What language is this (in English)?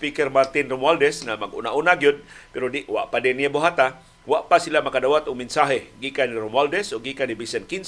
Filipino